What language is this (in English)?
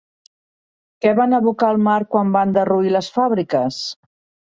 Catalan